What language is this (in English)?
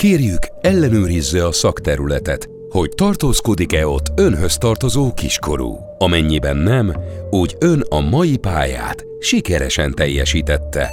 Hungarian